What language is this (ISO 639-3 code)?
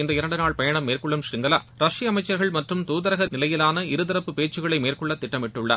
tam